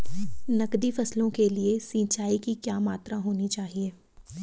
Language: Hindi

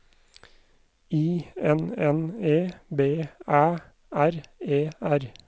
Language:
Norwegian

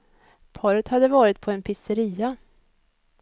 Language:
Swedish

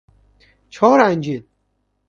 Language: Persian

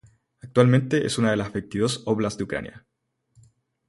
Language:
Spanish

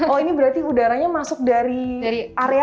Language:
Indonesian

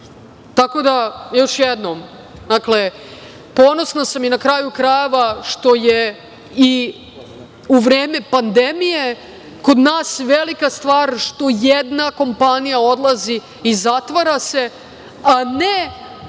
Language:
Serbian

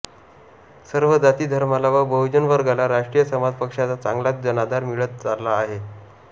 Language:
Marathi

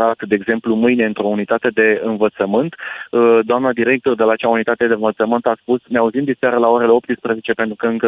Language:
Romanian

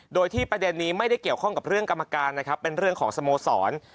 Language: Thai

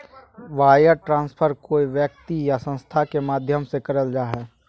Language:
Magahi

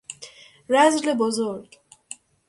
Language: Persian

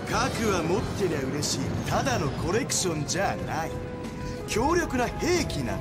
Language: Japanese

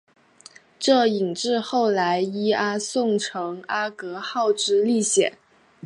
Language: Chinese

